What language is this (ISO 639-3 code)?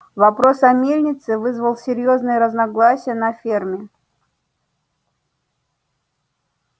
rus